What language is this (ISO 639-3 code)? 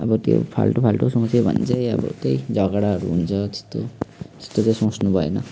nep